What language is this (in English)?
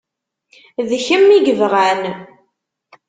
Kabyle